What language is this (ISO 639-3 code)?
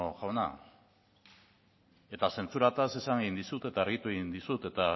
eus